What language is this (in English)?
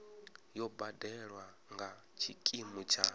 Venda